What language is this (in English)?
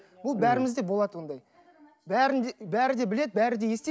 Kazakh